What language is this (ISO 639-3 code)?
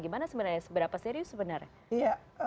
ind